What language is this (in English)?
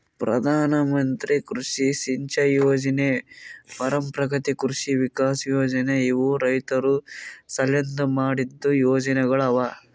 Kannada